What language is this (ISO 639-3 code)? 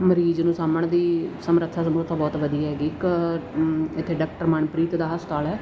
pan